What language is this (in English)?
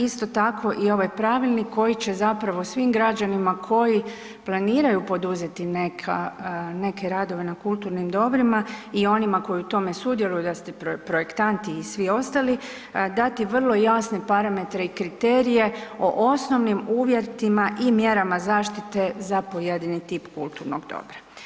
Croatian